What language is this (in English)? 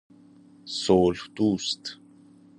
Persian